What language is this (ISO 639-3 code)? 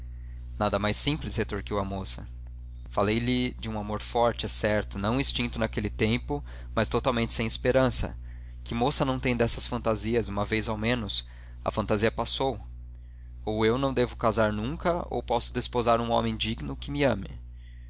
por